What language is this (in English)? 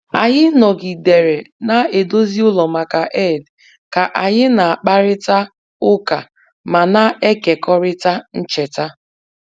Igbo